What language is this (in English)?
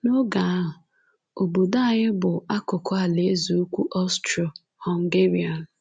Igbo